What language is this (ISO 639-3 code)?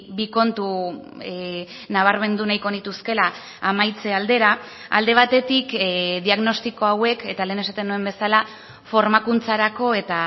eus